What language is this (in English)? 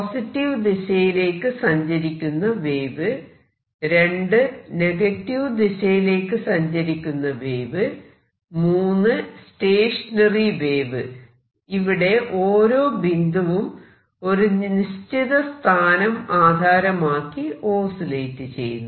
Malayalam